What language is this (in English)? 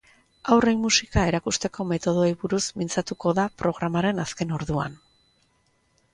Basque